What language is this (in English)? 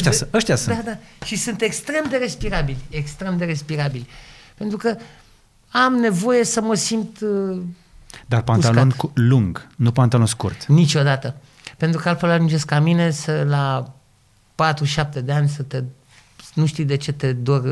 Romanian